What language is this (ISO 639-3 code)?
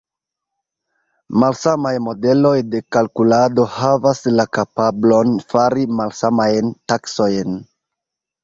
epo